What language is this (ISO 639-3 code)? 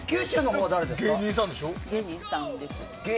jpn